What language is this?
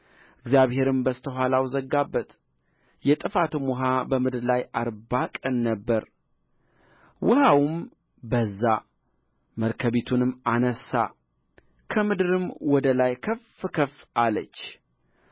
Amharic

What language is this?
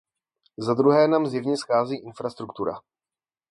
Czech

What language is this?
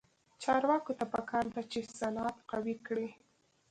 Pashto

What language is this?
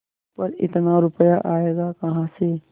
Hindi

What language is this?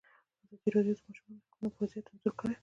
Pashto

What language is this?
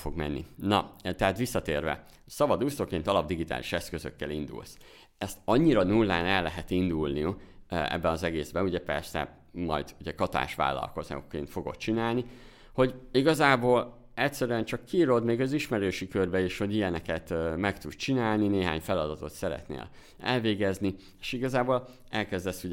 Hungarian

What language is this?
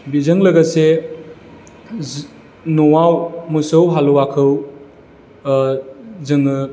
Bodo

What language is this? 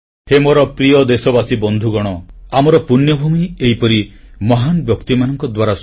Odia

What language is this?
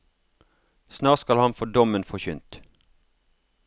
Norwegian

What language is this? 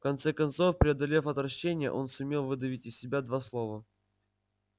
Russian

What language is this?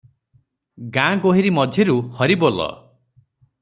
Odia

